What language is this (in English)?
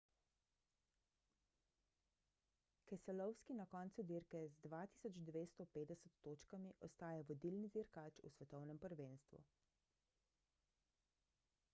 Slovenian